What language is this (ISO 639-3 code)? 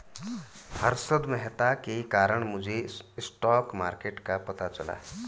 hin